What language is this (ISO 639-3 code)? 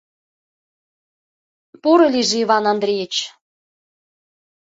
chm